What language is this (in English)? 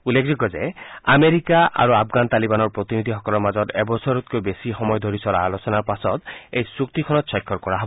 Assamese